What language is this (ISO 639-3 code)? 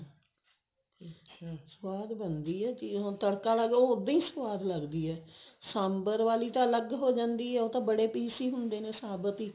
pan